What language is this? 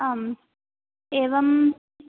Sanskrit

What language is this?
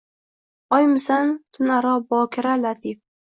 Uzbek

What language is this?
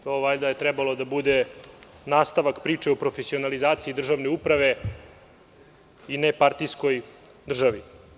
Serbian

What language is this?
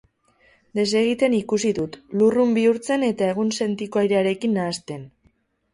Basque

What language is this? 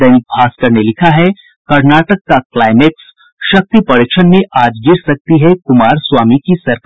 Hindi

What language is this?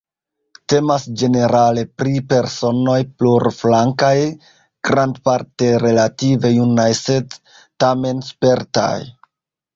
Esperanto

